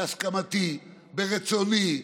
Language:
Hebrew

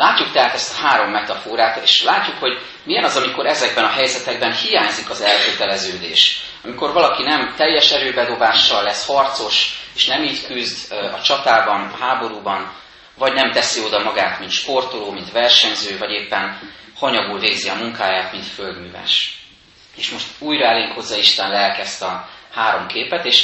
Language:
Hungarian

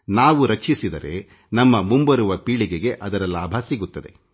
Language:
Kannada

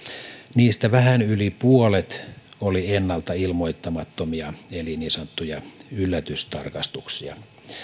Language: Finnish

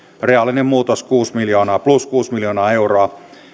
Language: Finnish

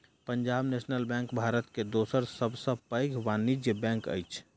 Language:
Maithili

